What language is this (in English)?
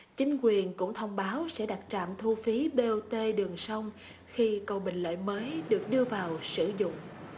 Vietnamese